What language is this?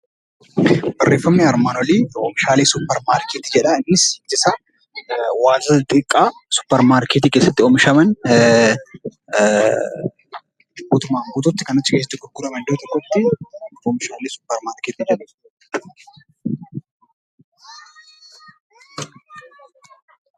Oromo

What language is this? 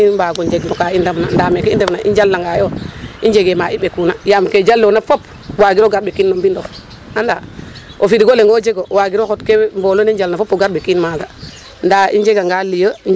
Serer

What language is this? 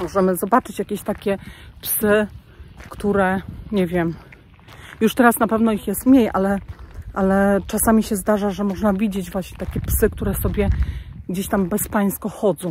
Polish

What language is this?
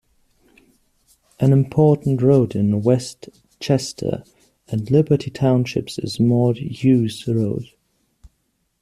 English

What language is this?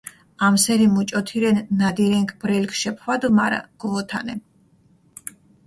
Mingrelian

